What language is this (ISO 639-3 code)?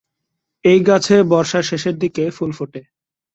ben